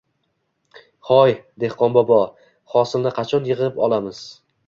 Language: Uzbek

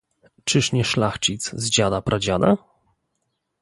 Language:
Polish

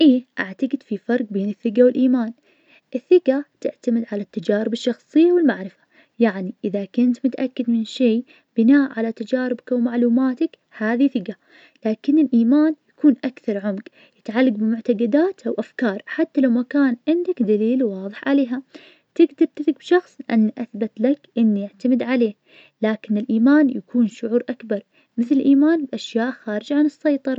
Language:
Najdi Arabic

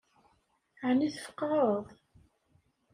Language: Kabyle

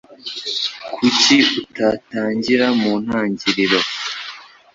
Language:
Kinyarwanda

